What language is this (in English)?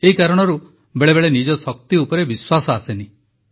Odia